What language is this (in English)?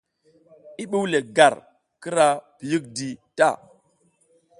South Giziga